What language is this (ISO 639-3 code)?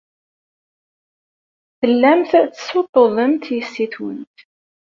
kab